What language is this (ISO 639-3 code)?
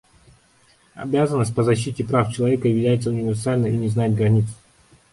rus